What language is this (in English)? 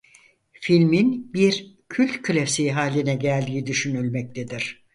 Turkish